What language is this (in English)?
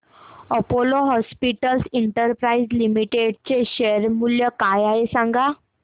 Marathi